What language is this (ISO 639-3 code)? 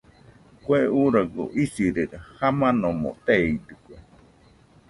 hux